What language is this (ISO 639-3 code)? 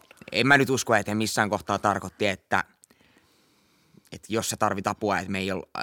fin